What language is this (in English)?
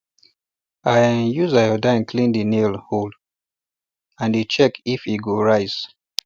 Nigerian Pidgin